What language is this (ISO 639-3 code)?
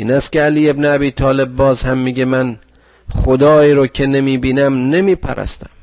fas